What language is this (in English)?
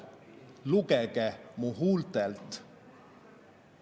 Estonian